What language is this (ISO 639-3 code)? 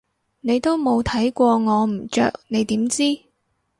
yue